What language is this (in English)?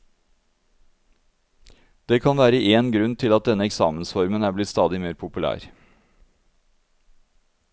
Norwegian